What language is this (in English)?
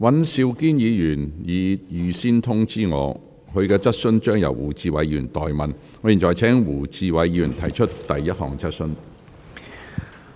Cantonese